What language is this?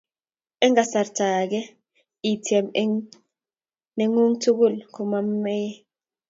Kalenjin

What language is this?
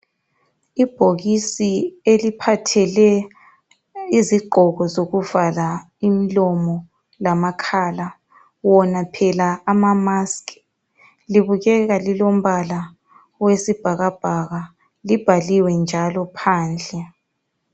North Ndebele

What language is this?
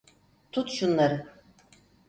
Turkish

